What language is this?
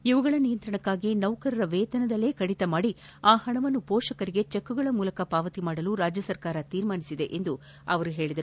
Kannada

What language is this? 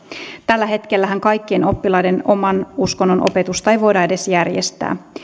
Finnish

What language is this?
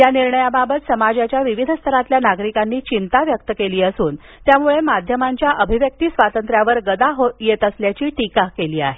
Marathi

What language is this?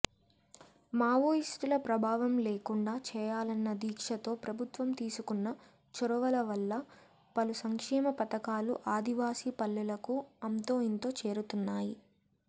Telugu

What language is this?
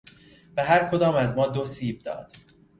Persian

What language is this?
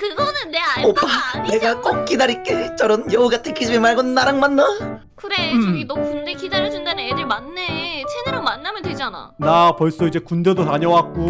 Korean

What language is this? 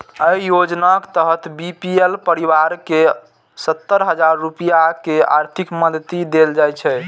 Maithili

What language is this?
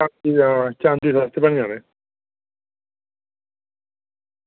Dogri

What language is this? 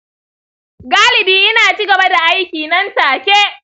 Hausa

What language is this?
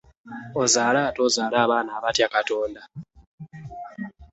Ganda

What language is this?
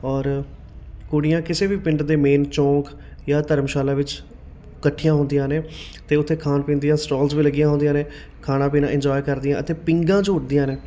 Punjabi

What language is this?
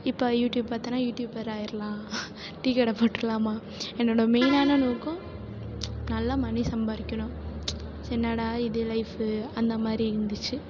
Tamil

